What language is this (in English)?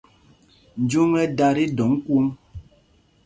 Mpumpong